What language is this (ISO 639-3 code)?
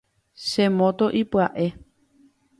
grn